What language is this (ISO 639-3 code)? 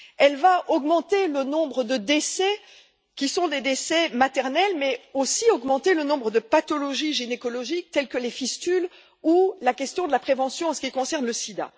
fra